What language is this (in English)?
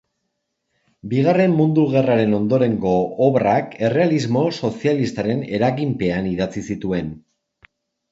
Basque